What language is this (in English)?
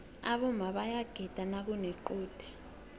South Ndebele